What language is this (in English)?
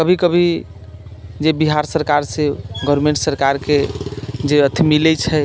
Maithili